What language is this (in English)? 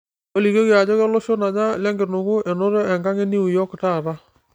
Masai